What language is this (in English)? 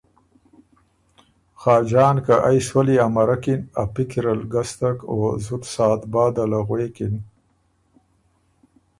Ormuri